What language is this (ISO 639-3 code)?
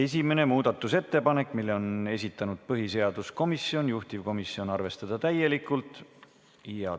est